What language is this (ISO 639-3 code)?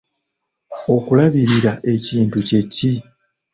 lug